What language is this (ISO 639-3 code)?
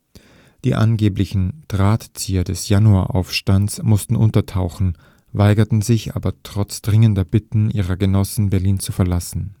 deu